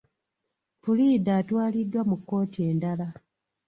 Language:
Ganda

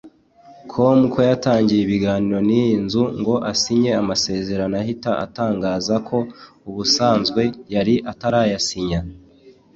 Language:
Kinyarwanda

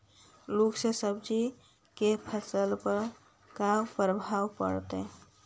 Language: Magahi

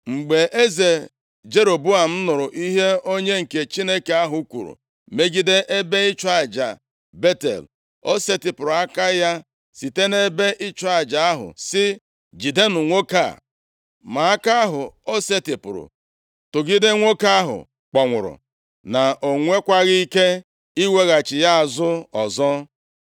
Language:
Igbo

